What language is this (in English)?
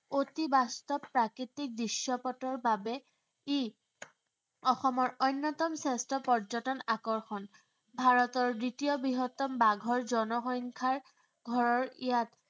Assamese